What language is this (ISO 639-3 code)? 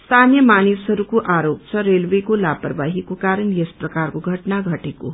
nep